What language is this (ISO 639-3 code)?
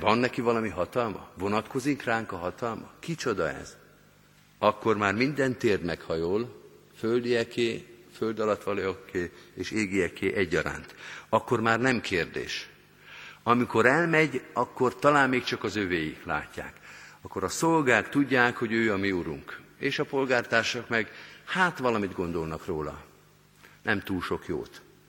hun